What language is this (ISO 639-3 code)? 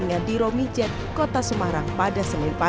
ind